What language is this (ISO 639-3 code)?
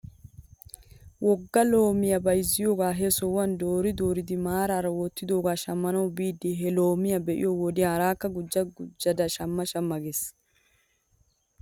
wal